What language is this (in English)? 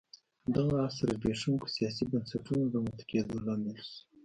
Pashto